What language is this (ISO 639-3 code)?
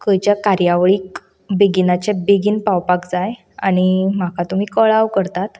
kok